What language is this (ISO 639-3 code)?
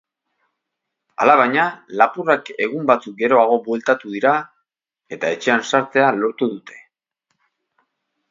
eus